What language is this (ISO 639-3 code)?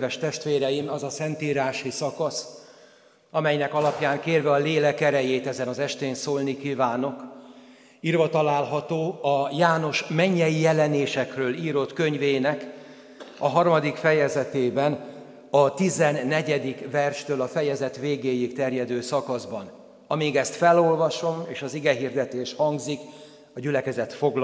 hun